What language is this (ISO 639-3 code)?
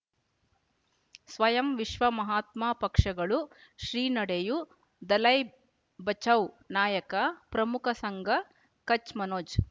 kan